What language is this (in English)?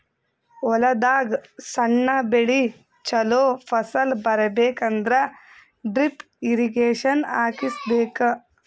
Kannada